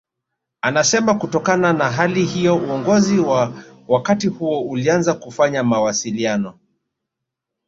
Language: Swahili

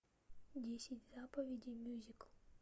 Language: Russian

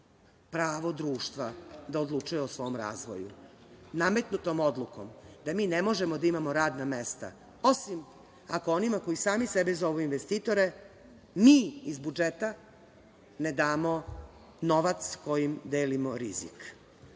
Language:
Serbian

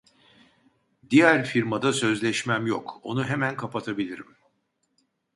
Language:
Turkish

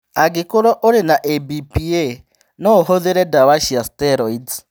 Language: Kikuyu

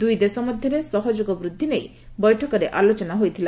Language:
Odia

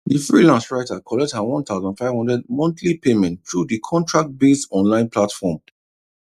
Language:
Nigerian Pidgin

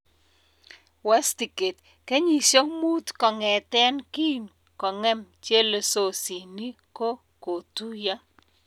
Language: Kalenjin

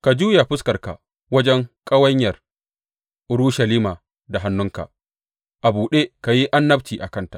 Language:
Hausa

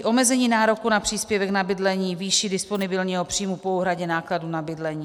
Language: Czech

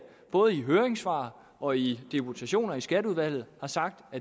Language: Danish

